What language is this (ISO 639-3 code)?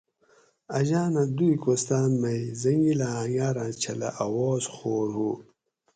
gwc